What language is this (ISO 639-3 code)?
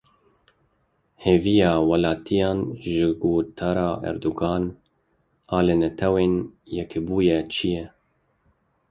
kur